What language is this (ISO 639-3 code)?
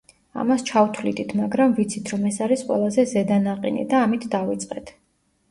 kat